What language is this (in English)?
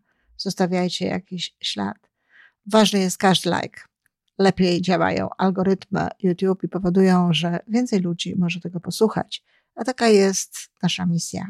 Polish